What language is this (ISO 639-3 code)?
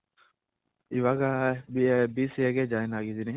kan